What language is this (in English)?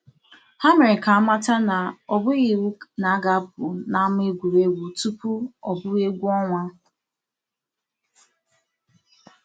Igbo